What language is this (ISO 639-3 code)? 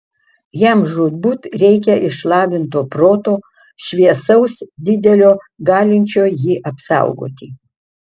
lit